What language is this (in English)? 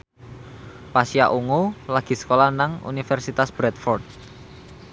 Javanese